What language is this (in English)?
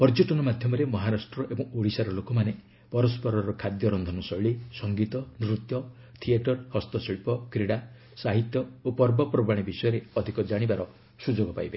Odia